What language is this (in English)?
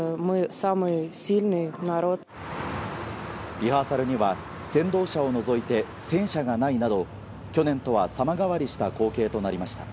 Japanese